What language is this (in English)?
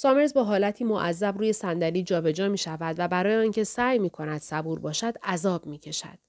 Persian